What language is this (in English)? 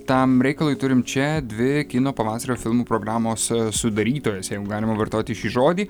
Lithuanian